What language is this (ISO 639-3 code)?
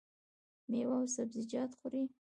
pus